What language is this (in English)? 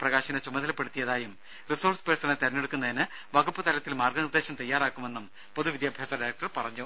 Malayalam